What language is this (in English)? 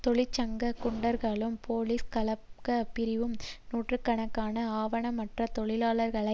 Tamil